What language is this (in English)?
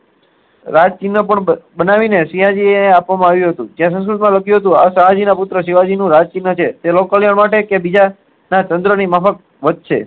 Gujarati